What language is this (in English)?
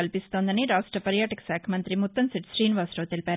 Telugu